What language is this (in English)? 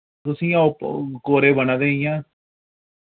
Dogri